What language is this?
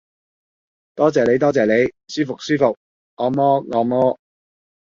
Cantonese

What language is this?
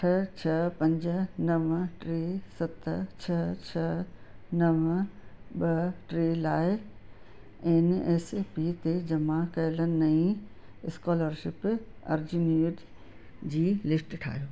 Sindhi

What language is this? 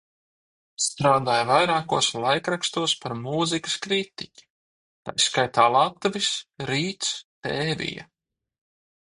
Latvian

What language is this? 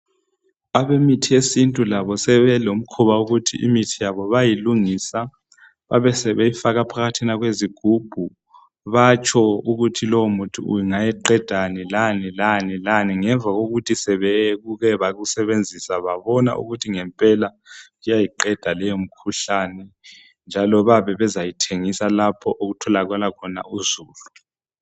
North Ndebele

